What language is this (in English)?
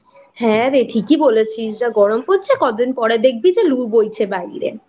Bangla